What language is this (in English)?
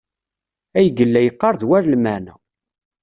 Kabyle